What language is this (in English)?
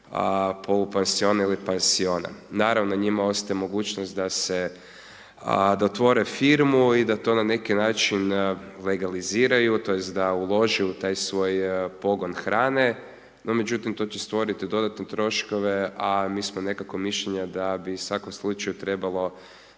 Croatian